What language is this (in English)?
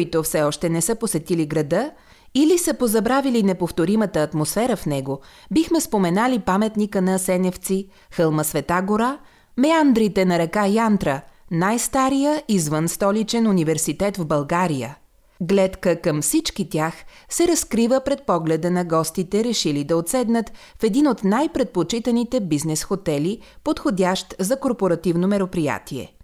Bulgarian